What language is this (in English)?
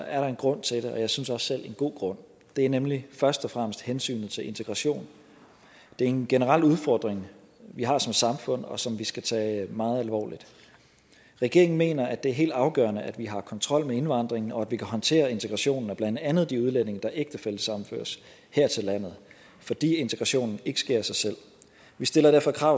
Danish